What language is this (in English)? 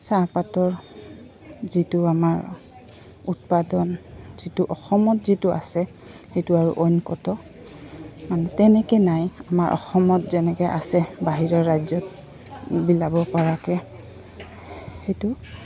Assamese